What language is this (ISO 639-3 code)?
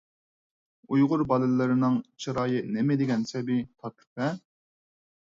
uig